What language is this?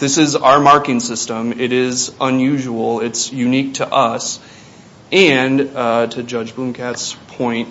English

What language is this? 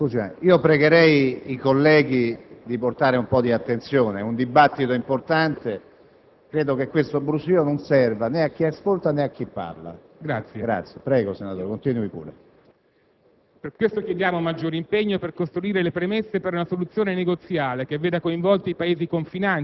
Italian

